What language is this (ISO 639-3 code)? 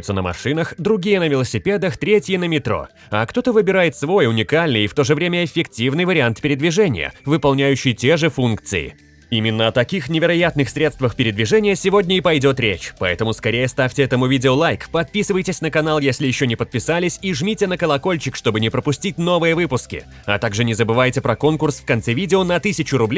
rus